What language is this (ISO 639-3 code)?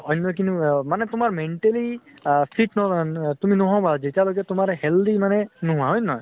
asm